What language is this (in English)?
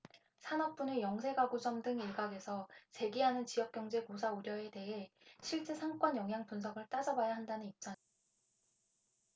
Korean